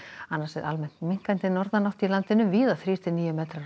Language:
Icelandic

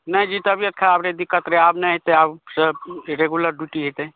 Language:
Maithili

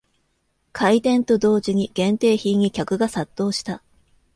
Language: Japanese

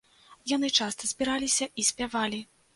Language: Belarusian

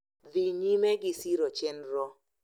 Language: Luo (Kenya and Tanzania)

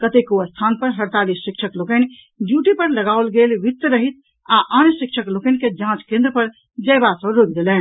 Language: Maithili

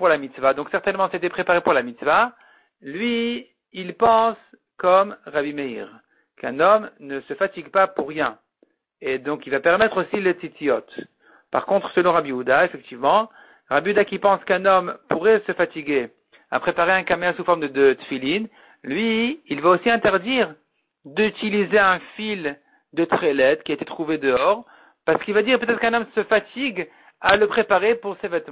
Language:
French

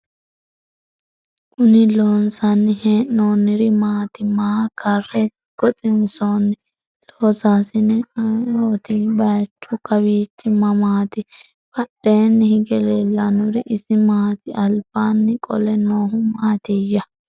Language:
Sidamo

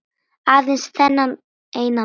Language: Icelandic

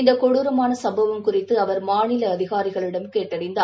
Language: Tamil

